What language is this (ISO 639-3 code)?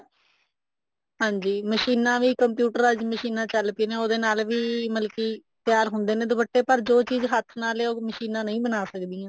pan